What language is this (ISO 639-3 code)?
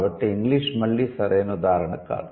tel